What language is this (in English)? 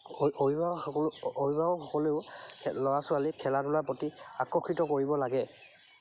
Assamese